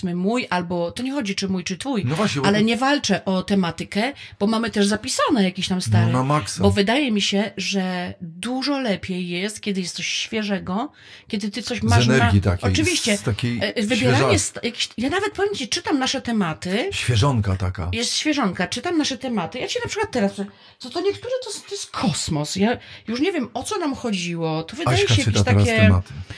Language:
Polish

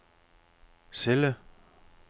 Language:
Danish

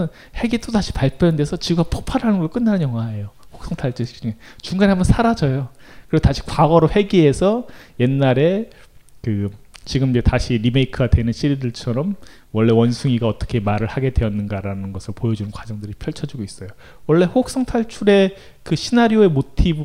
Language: Korean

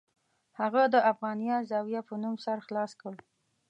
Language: Pashto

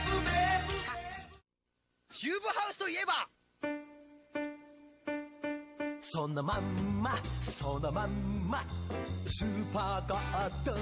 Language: Japanese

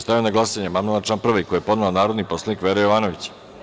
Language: Serbian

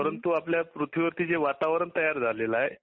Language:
Marathi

